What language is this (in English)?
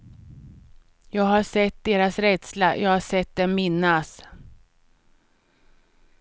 Swedish